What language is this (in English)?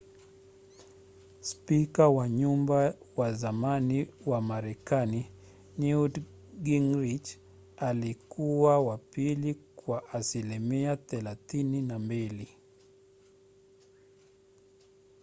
Swahili